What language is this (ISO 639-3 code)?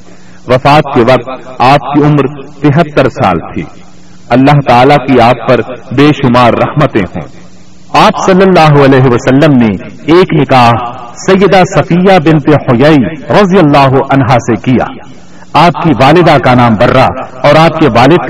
urd